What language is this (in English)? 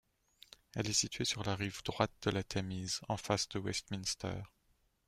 French